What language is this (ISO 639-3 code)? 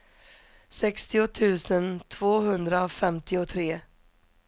swe